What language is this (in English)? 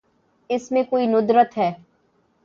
Urdu